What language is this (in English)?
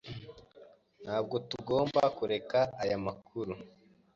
Kinyarwanda